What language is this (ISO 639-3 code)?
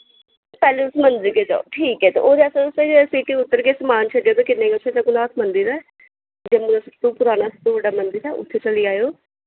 doi